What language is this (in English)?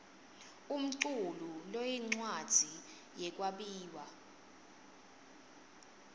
Swati